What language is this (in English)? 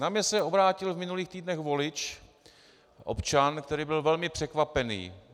Czech